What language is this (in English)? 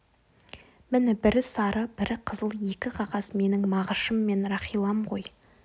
Kazakh